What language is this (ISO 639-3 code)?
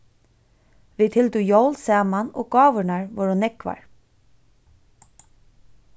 fao